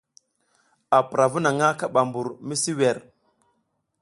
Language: South Giziga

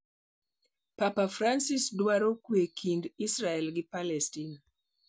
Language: Luo (Kenya and Tanzania)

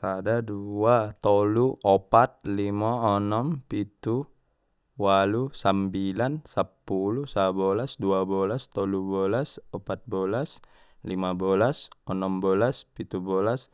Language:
Batak Mandailing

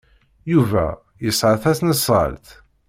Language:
Kabyle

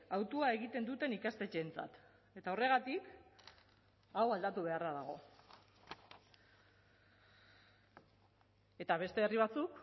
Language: Basque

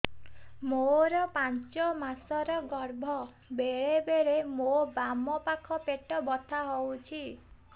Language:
Odia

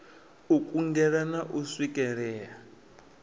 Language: Venda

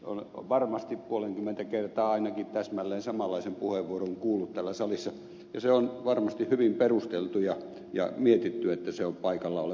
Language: Finnish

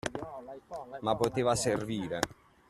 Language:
Italian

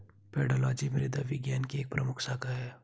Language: Hindi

